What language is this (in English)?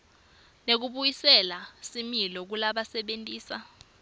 Swati